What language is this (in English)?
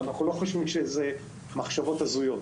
Hebrew